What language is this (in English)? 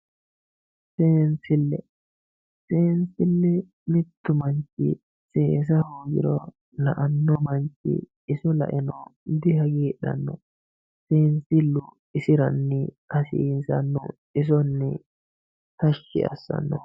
Sidamo